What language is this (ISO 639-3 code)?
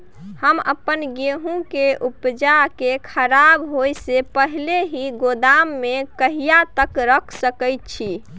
mai